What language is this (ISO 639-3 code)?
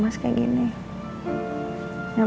ind